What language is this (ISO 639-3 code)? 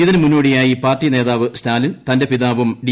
mal